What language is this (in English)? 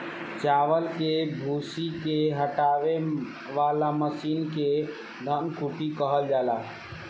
Bhojpuri